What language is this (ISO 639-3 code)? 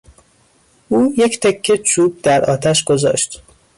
fas